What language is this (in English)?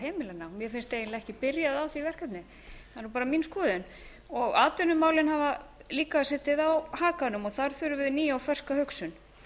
Icelandic